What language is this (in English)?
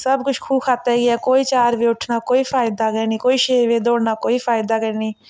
Dogri